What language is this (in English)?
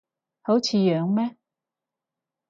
Cantonese